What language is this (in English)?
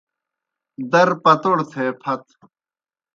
Kohistani Shina